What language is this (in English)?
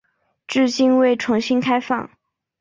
Chinese